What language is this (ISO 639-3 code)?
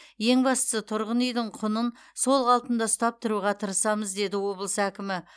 kaz